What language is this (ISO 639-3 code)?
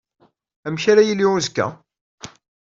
kab